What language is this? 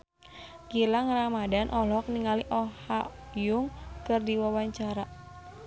Sundanese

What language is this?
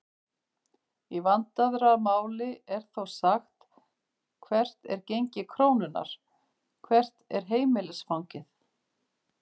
Icelandic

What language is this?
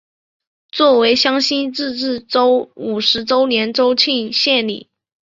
Chinese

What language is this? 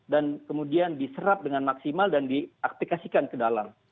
Indonesian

